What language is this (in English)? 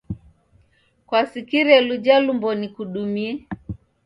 Taita